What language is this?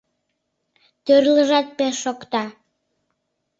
Mari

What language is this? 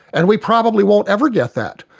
English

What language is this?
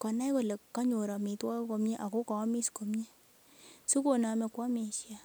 Kalenjin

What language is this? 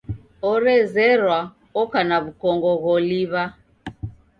Taita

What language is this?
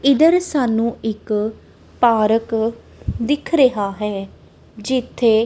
Punjabi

